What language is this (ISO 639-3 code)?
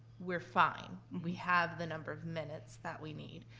eng